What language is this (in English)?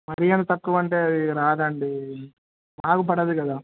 Telugu